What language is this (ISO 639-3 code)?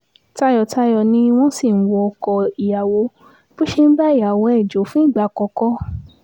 yor